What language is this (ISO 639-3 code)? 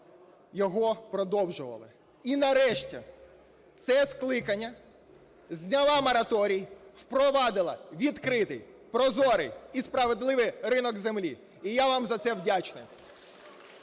ukr